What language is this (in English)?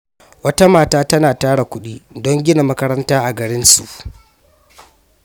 Hausa